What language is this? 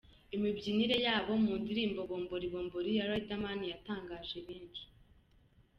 Kinyarwanda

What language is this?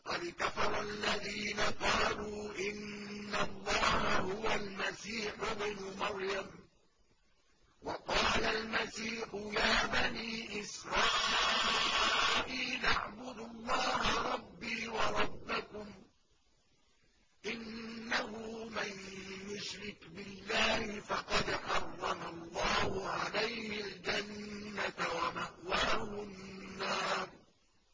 Arabic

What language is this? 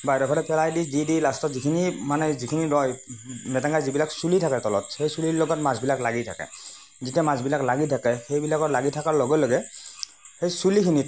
Assamese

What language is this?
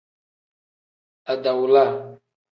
Tem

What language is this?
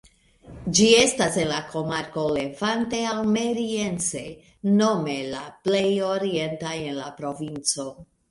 Esperanto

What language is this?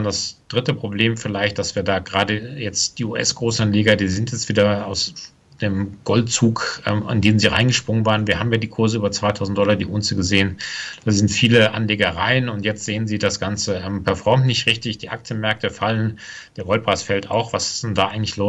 German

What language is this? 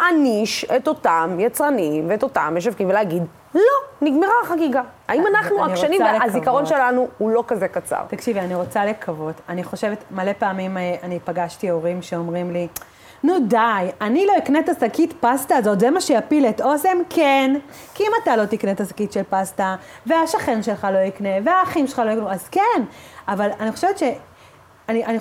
Hebrew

